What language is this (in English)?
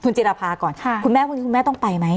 Thai